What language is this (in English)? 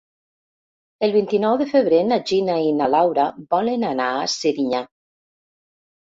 Catalan